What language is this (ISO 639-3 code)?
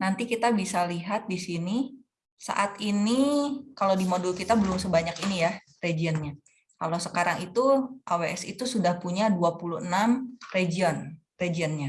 ind